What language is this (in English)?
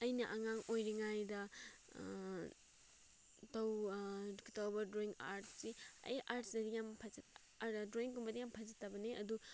Manipuri